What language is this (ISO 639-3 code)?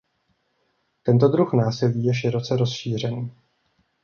ces